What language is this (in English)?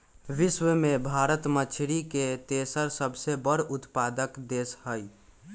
Magahi